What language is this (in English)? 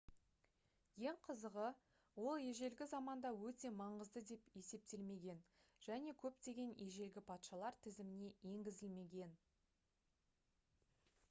Kazakh